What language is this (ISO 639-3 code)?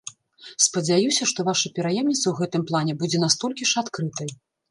bel